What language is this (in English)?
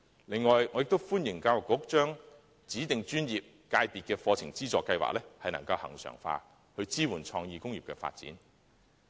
Cantonese